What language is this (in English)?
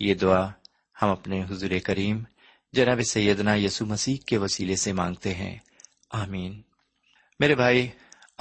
Urdu